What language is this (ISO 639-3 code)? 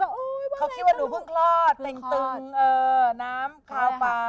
tha